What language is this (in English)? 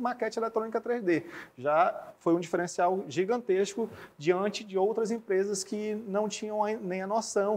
Portuguese